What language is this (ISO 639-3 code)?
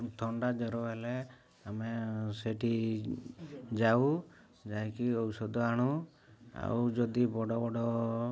ori